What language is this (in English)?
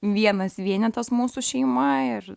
Lithuanian